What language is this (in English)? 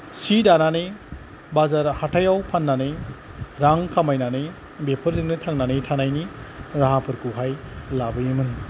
Bodo